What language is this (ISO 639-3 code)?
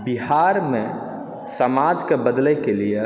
mai